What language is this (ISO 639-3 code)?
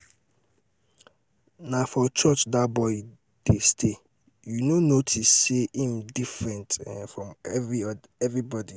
pcm